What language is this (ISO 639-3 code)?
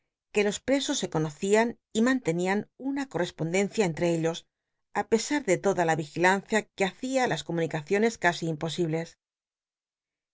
spa